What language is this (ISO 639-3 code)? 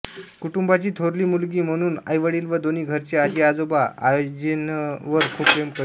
mar